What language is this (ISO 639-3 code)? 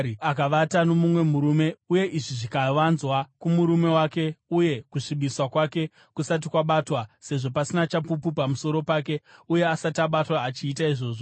sna